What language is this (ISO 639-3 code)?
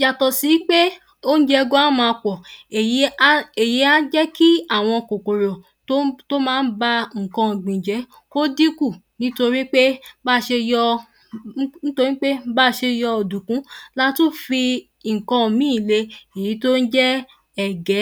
yor